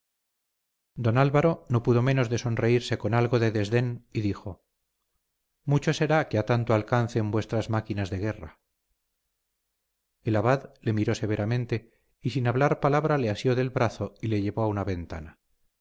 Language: Spanish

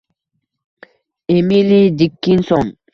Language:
Uzbek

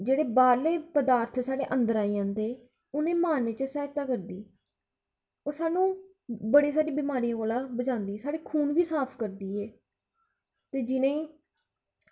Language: Dogri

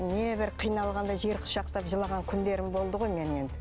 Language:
Kazakh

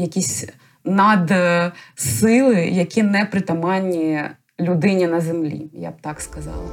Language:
Ukrainian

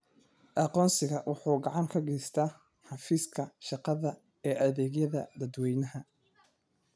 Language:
Somali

